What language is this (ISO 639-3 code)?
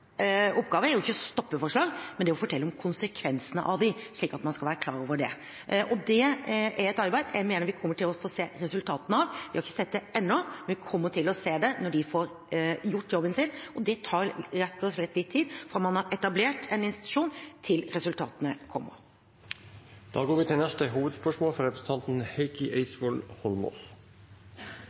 nor